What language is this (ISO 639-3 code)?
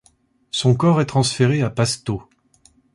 fra